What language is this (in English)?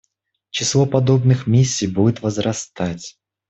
Russian